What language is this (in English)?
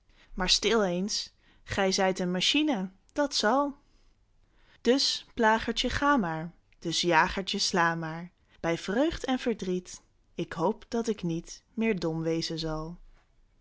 Dutch